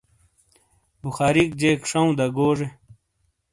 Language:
Shina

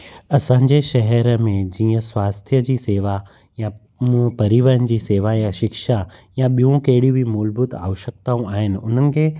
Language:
Sindhi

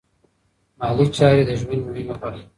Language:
Pashto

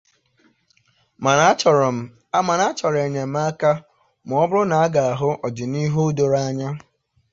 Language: Igbo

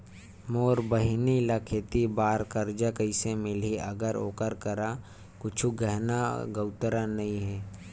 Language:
Chhattisgarhi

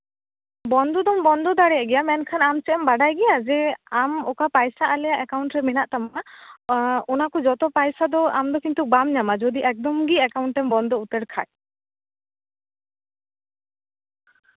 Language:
Santali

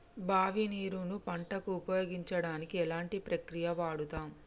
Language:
Telugu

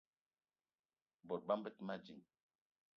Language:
Eton (Cameroon)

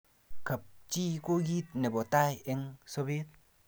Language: Kalenjin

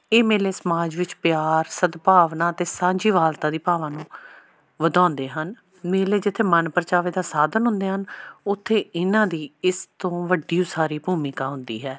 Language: Punjabi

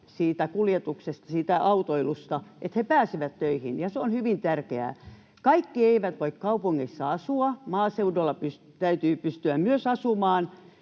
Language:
Finnish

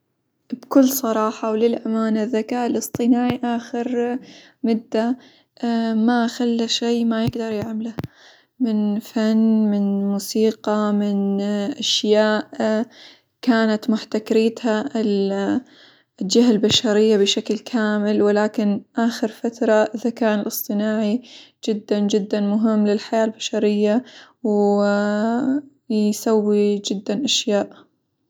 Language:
Hijazi Arabic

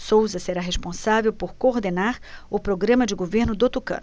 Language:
Portuguese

